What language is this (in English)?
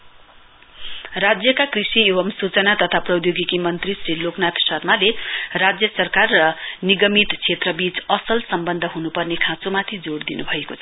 Nepali